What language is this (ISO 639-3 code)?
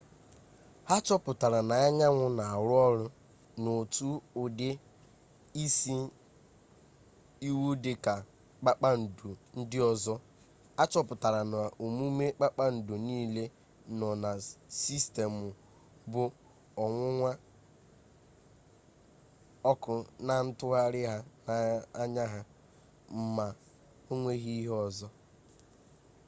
ibo